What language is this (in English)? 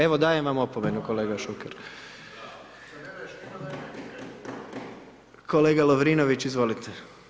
Croatian